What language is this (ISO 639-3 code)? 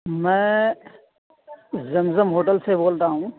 urd